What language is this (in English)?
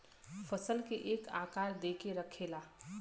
Bhojpuri